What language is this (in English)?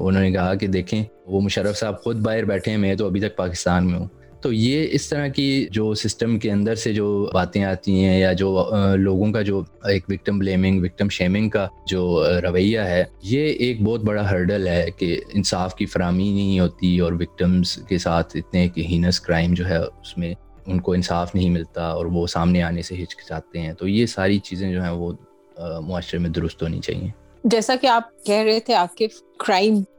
Urdu